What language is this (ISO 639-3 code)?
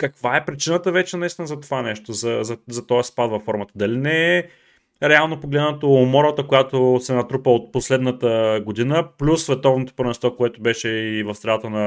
bul